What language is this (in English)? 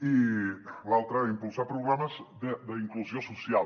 Catalan